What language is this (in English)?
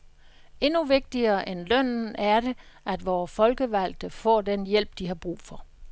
Danish